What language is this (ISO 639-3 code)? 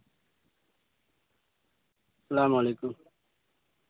urd